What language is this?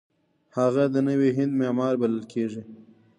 Pashto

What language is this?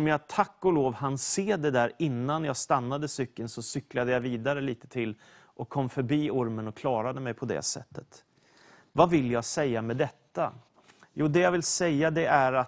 Swedish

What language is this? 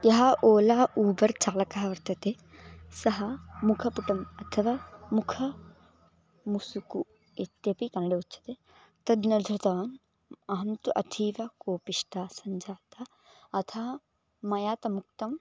Sanskrit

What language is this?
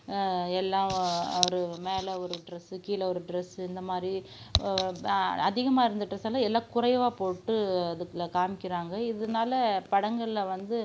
Tamil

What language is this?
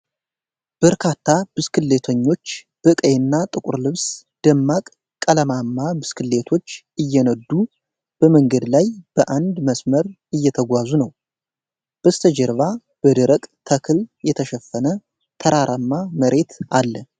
Amharic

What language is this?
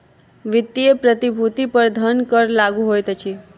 Maithili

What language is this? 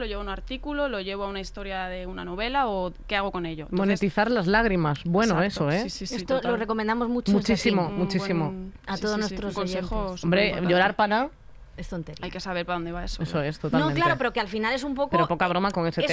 Spanish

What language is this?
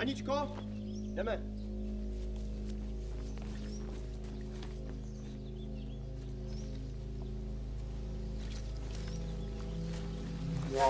Czech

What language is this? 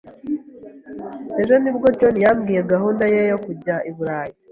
Kinyarwanda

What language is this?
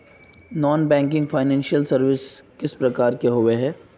Magahi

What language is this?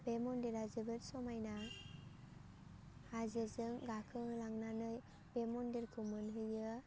Bodo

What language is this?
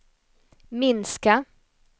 Swedish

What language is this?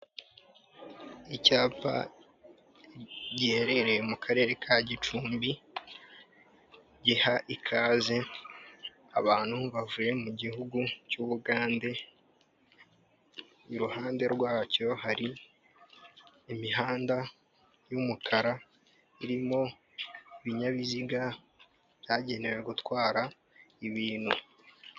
Kinyarwanda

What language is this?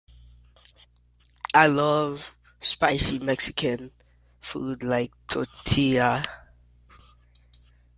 English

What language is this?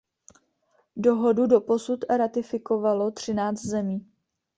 Czech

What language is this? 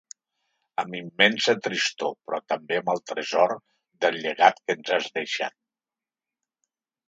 Catalan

